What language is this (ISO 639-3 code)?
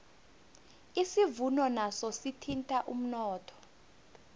nbl